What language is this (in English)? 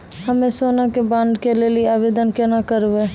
Maithili